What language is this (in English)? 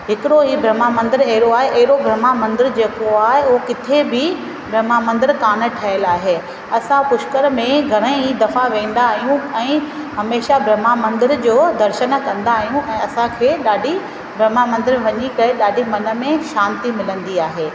Sindhi